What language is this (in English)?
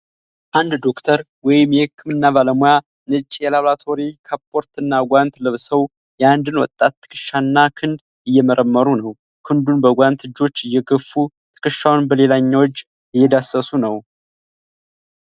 Amharic